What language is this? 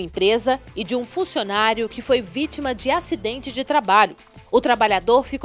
Portuguese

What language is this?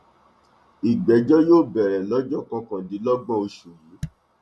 Yoruba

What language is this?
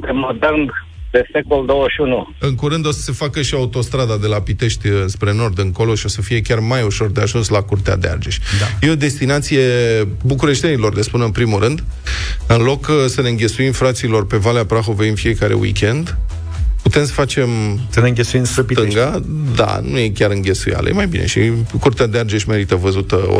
Romanian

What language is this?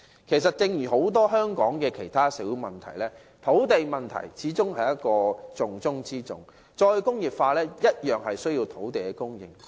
Cantonese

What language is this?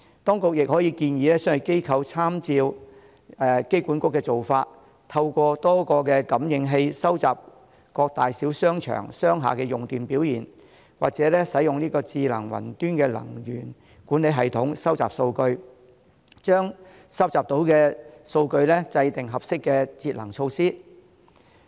Cantonese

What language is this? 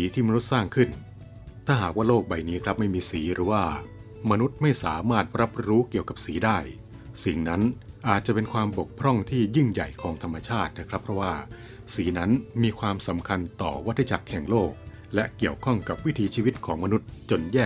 Thai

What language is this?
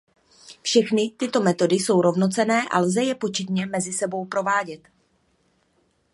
Czech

